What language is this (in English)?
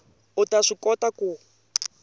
Tsonga